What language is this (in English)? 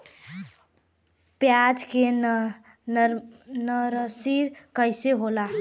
Bhojpuri